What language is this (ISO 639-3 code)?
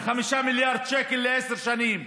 heb